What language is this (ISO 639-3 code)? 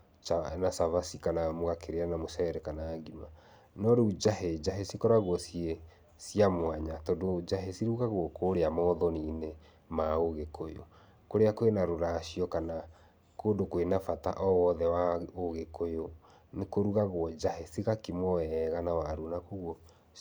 kik